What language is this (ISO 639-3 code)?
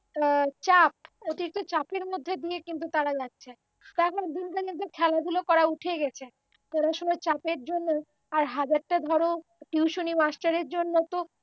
ben